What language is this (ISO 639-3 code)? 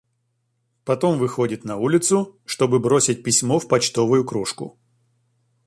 rus